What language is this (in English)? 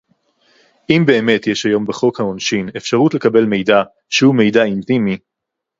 Hebrew